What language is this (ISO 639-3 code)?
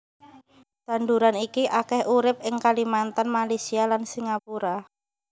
jav